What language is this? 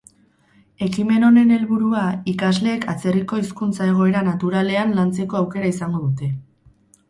Basque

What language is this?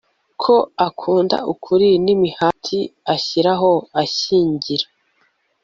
Kinyarwanda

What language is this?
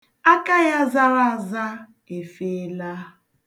Igbo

